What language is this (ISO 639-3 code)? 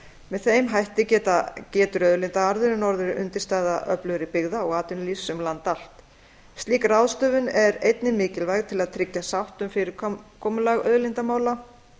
isl